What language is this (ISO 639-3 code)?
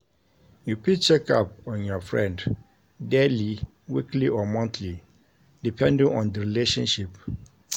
pcm